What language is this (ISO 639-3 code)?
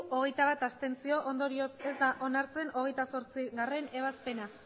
eus